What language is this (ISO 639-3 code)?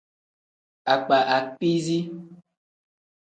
kdh